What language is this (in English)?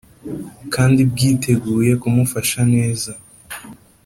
Kinyarwanda